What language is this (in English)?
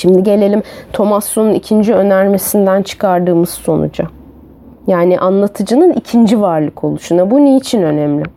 Turkish